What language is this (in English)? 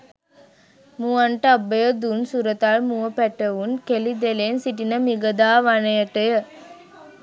Sinhala